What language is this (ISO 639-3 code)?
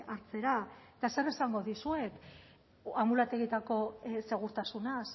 eus